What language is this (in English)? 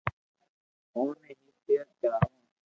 Loarki